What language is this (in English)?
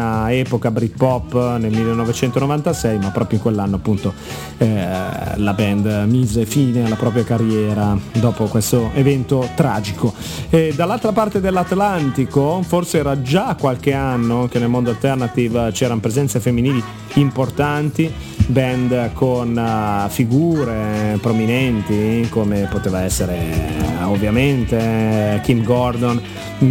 Italian